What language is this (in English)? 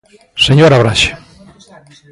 Galician